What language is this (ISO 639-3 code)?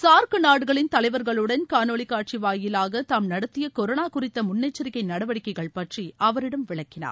tam